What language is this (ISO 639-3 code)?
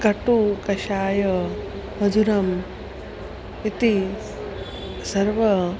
san